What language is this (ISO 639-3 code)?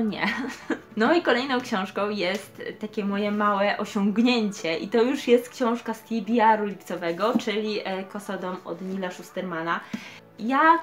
pol